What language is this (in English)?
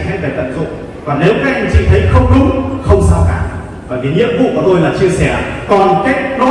Vietnamese